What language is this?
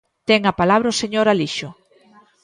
Galician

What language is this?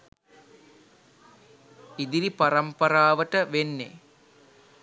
Sinhala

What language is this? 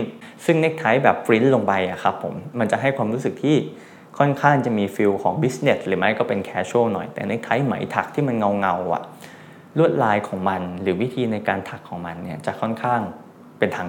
Thai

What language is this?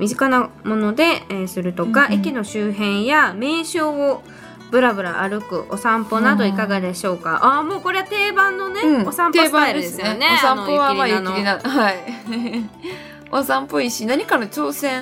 Japanese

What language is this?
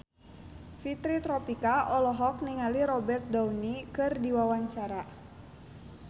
Sundanese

